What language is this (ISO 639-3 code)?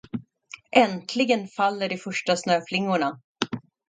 swe